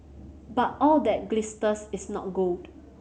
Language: English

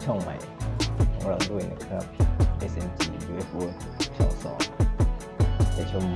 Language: Thai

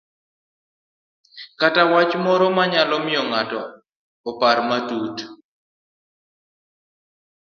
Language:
Luo (Kenya and Tanzania)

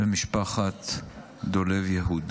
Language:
Hebrew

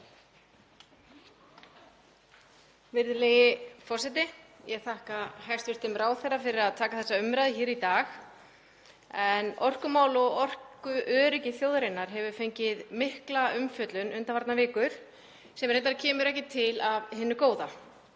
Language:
Icelandic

